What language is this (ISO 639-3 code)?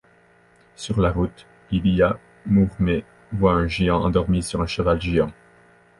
fra